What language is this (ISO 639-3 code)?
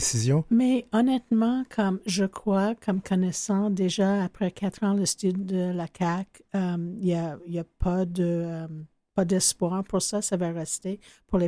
fra